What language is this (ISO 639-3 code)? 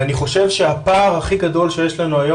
heb